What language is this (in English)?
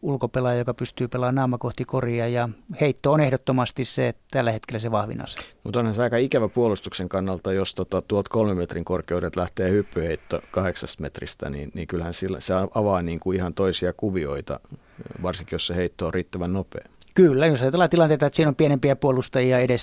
Finnish